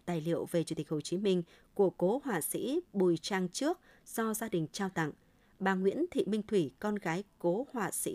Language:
Vietnamese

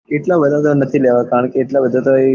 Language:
Gujarati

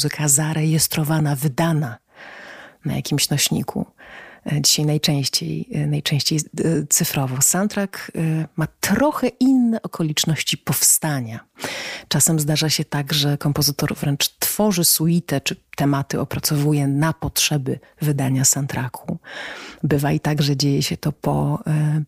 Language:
Polish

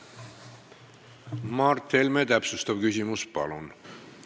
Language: Estonian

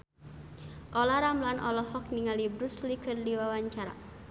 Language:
Sundanese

